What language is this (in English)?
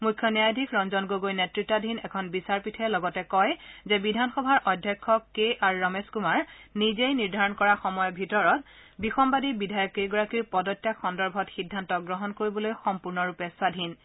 Assamese